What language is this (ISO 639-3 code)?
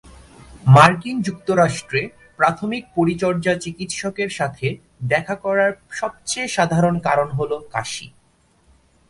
ben